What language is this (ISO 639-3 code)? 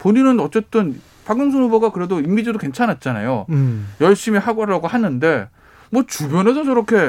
kor